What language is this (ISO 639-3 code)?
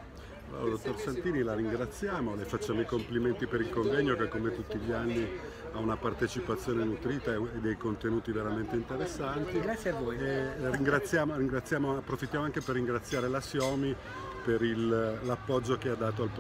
ita